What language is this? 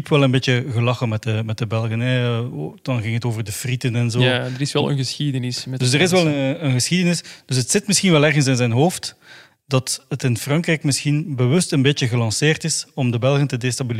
Dutch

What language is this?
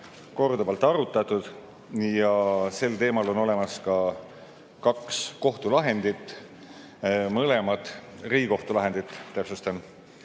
Estonian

